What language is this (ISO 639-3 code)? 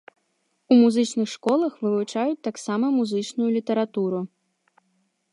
bel